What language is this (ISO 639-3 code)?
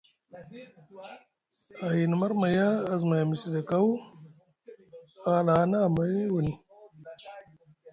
mug